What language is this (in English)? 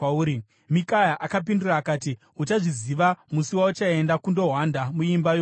Shona